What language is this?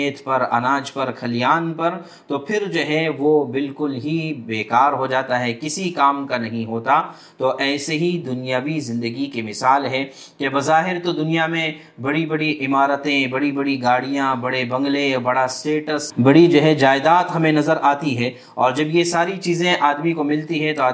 Urdu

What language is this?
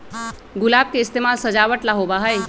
Magahi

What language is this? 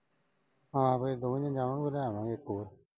Punjabi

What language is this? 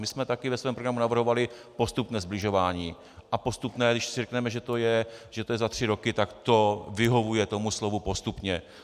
Czech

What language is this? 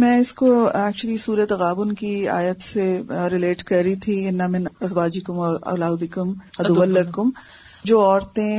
Urdu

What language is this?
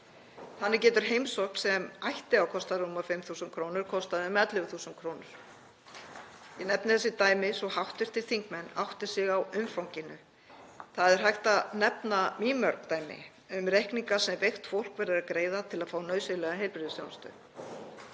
Icelandic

